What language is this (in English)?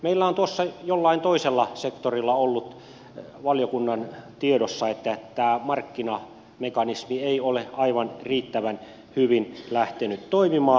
Finnish